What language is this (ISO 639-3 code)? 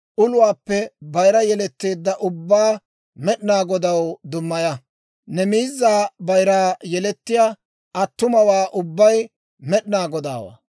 dwr